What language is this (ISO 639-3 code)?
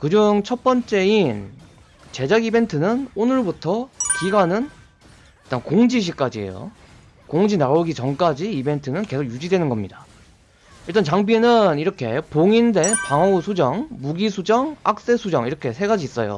kor